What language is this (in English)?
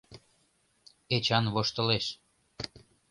Mari